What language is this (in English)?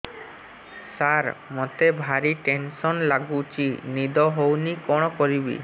Odia